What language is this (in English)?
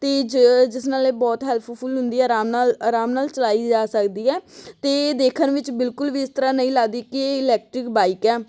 Punjabi